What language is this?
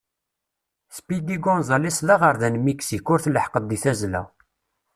Kabyle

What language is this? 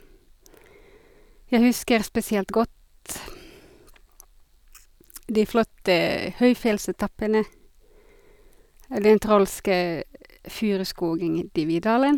Norwegian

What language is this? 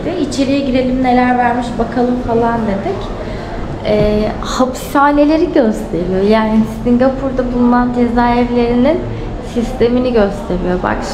Turkish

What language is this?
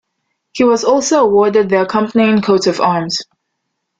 English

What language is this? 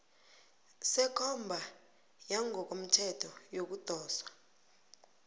South Ndebele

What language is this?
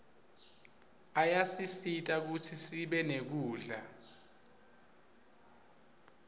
Swati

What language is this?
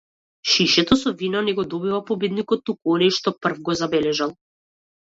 Macedonian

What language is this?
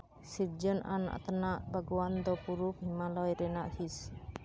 Santali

